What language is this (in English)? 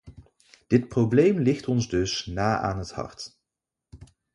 Dutch